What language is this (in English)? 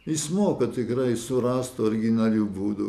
Lithuanian